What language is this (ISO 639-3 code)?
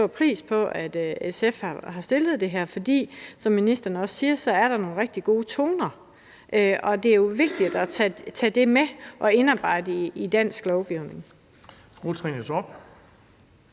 dan